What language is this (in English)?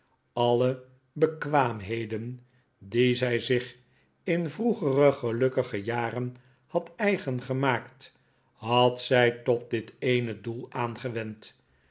Dutch